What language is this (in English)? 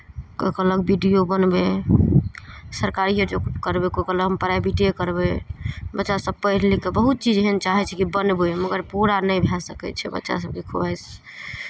Maithili